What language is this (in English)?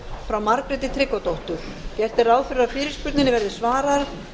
Icelandic